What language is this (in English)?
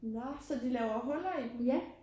Danish